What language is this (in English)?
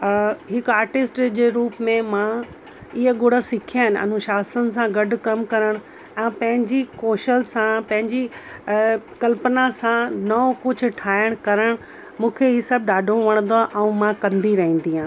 Sindhi